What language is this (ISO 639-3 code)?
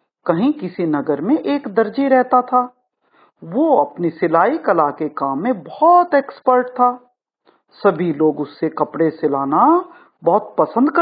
hin